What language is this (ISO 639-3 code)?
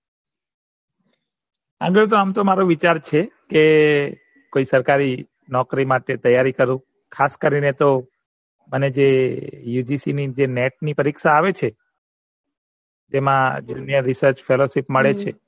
guj